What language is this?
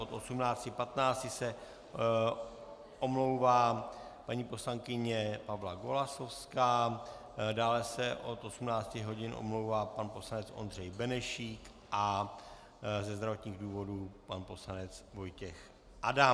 Czech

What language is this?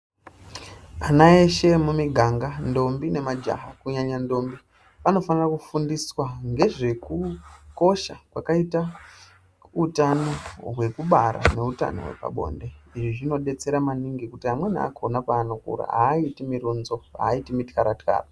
Ndau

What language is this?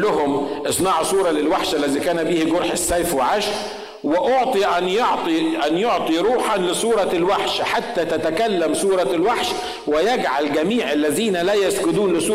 Arabic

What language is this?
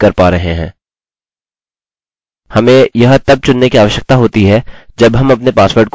Hindi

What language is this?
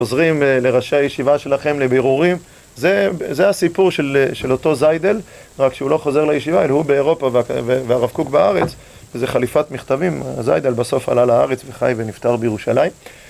Hebrew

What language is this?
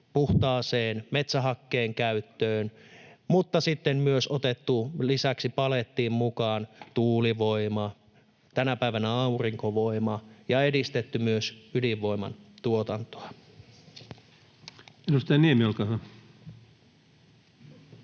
Finnish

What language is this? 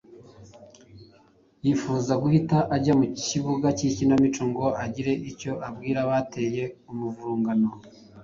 Kinyarwanda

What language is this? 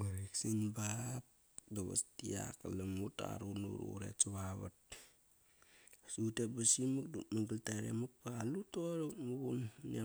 Kairak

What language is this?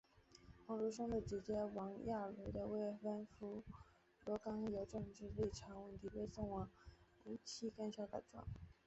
Chinese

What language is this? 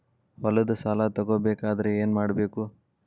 Kannada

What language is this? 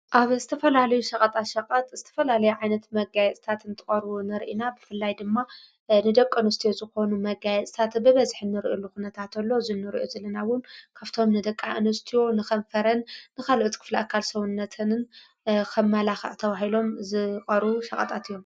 Tigrinya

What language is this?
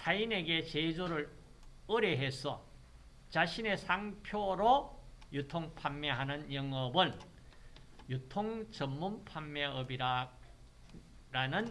Korean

